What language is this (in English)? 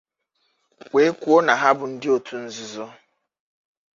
Igbo